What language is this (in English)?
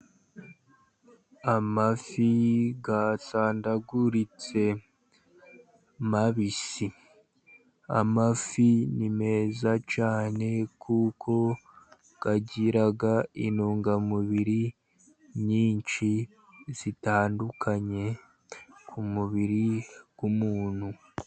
Kinyarwanda